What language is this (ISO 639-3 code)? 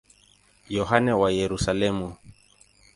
swa